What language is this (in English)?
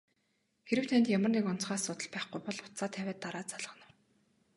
Mongolian